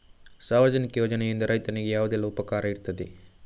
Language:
Kannada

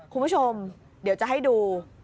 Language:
Thai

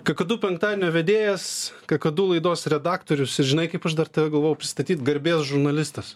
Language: Lithuanian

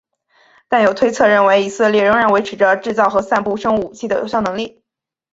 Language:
Chinese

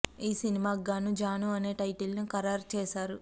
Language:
Telugu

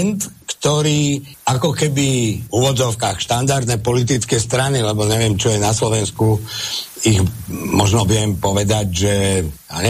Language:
Slovak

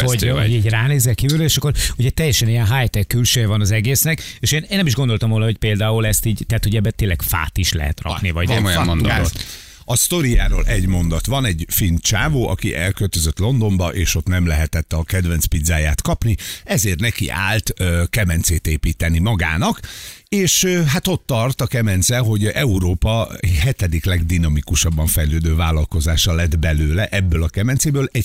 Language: Hungarian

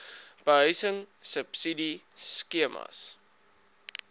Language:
Afrikaans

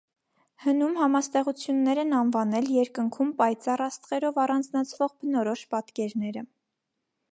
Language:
Armenian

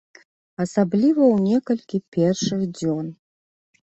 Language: Belarusian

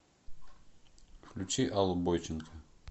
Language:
Russian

